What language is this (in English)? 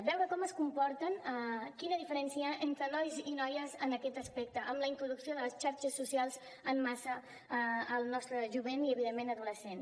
Catalan